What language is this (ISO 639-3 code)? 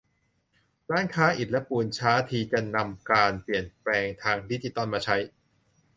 tha